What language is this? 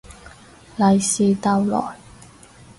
Cantonese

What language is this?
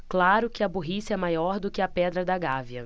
Portuguese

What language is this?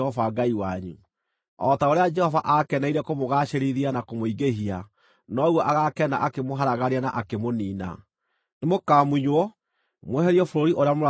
Kikuyu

